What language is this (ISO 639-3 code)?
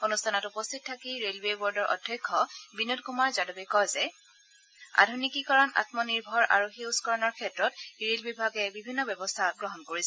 asm